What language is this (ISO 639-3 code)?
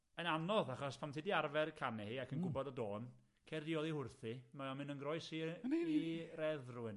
cym